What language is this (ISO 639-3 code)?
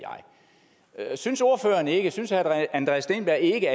dan